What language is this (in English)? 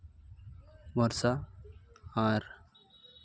Santali